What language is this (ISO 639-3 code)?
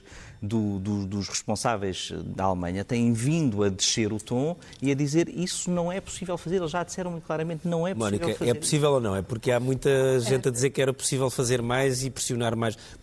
por